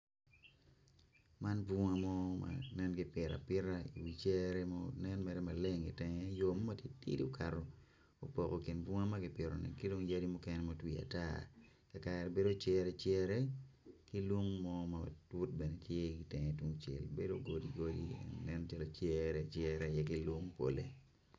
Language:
Acoli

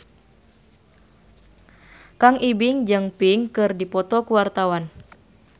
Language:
Sundanese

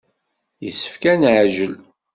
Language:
Kabyle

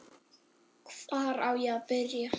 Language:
Icelandic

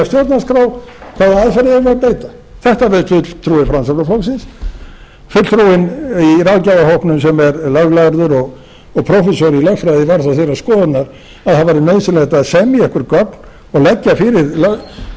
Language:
Icelandic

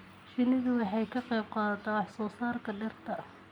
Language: Somali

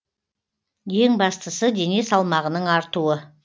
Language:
Kazakh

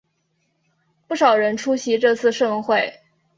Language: Chinese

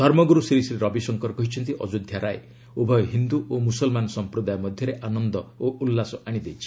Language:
Odia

